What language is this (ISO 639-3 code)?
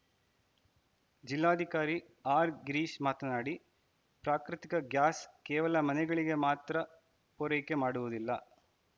kan